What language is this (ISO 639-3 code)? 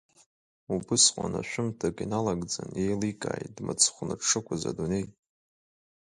abk